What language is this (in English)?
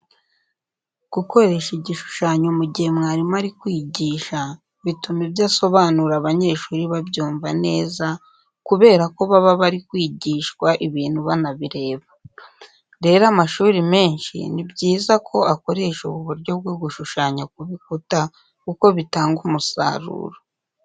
Kinyarwanda